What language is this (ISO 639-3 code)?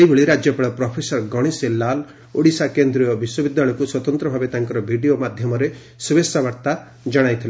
ori